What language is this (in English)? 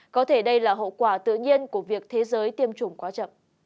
Vietnamese